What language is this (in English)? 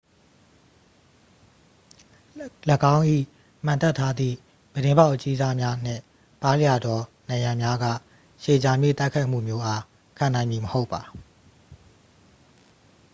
Burmese